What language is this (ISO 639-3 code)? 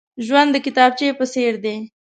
pus